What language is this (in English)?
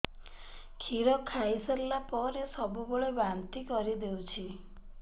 Odia